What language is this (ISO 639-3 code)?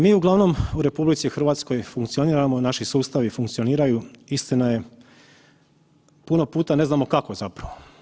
hrv